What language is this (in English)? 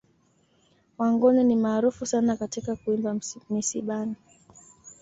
Swahili